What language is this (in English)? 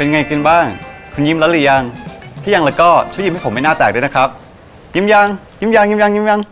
Thai